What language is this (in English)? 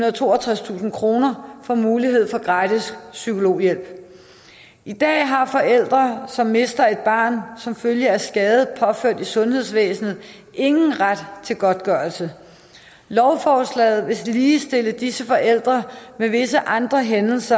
Danish